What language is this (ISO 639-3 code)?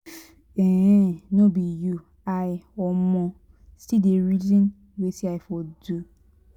pcm